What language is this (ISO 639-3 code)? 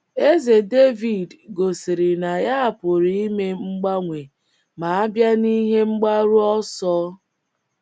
ibo